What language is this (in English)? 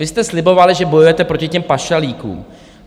Czech